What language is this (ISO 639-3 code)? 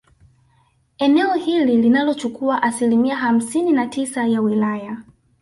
swa